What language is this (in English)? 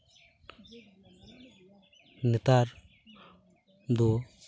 Santali